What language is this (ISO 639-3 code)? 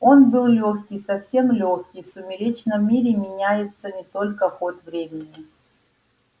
rus